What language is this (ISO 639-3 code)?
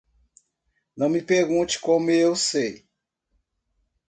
por